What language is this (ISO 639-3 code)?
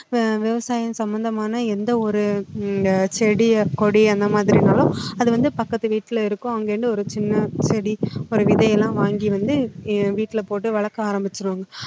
tam